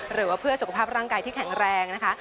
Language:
Thai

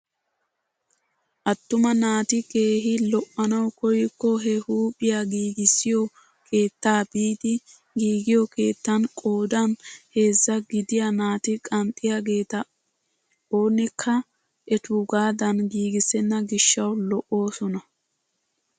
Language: Wolaytta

